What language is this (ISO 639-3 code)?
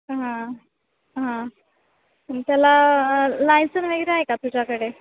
mar